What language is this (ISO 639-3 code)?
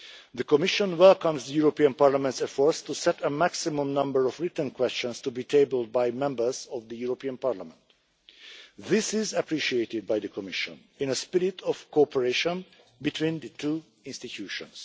eng